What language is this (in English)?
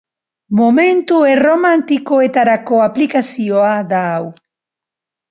Basque